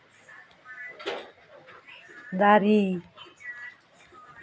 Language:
Santali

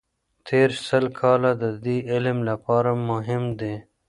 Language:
Pashto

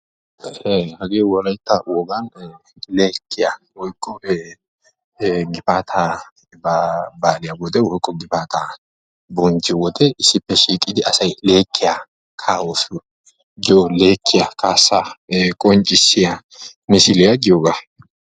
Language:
Wolaytta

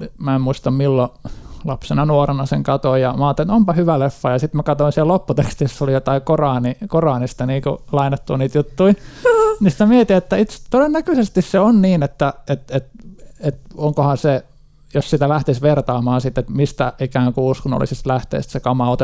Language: Finnish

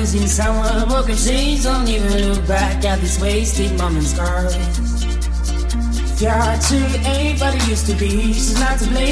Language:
English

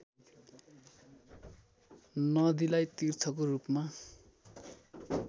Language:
Nepali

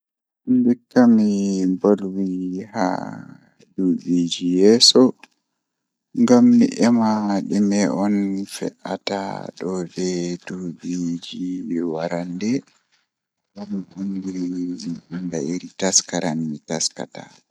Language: Fula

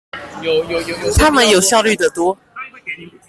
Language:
Chinese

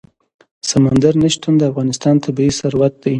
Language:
Pashto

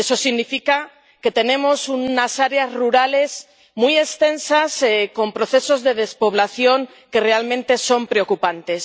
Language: Spanish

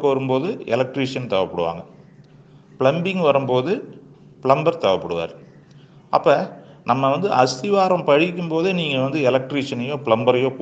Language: Tamil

